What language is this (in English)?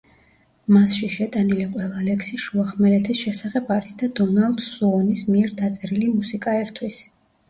Georgian